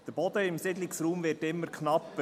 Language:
Swiss German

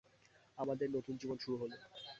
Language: Bangla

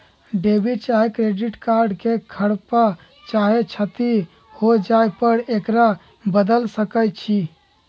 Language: Magahi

